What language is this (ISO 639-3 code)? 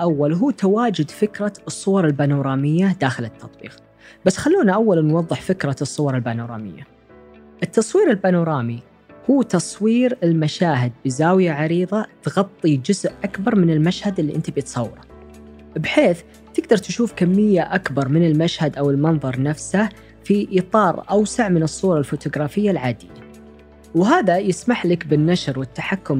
ara